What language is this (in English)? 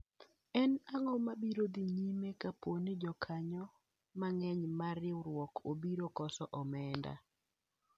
Luo (Kenya and Tanzania)